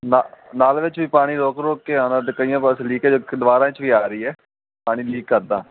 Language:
Punjabi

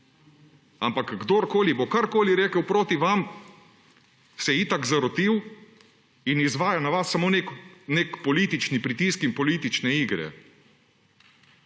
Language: Slovenian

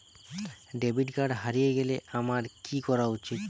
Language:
Bangla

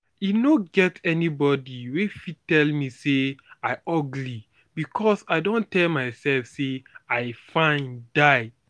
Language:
Nigerian Pidgin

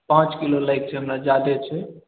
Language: Maithili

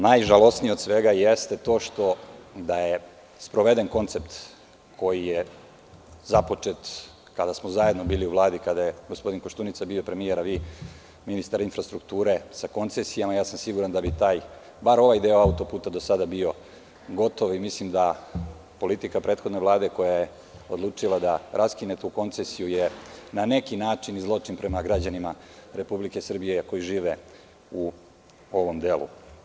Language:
Serbian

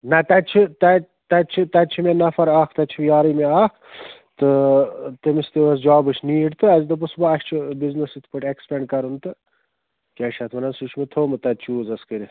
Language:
Kashmiri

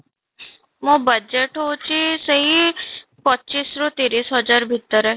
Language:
Odia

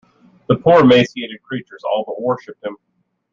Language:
English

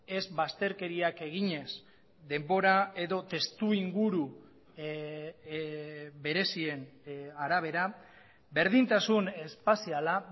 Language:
Basque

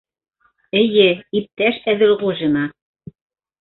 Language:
Bashkir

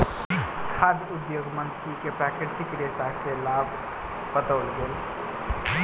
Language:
Maithili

